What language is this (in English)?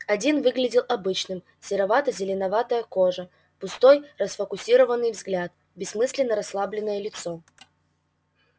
Russian